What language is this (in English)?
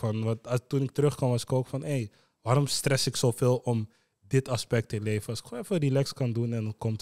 Dutch